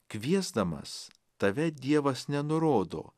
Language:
Lithuanian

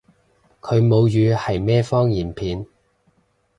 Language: Cantonese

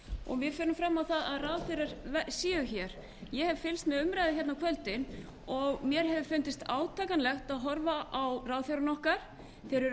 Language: Icelandic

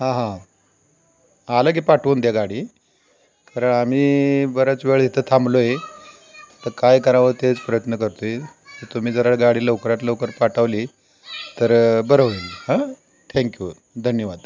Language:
Marathi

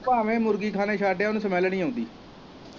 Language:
Punjabi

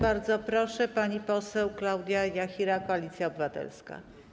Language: Polish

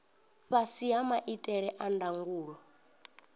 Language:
Venda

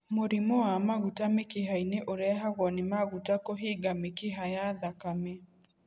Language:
Kikuyu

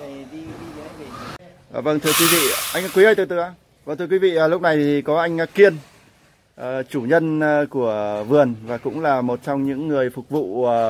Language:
Vietnamese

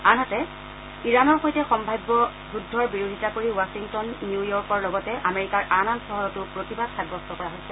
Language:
Assamese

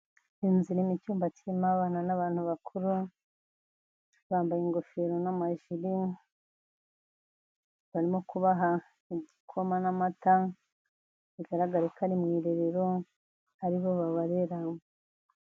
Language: Kinyarwanda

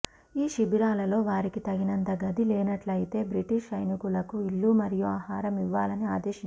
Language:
Telugu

